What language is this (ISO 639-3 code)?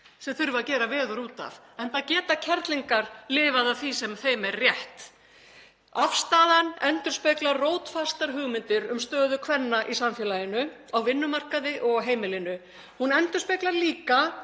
isl